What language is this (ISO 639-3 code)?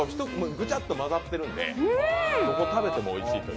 jpn